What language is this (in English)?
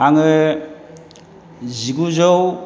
Bodo